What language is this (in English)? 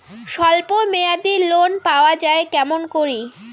Bangla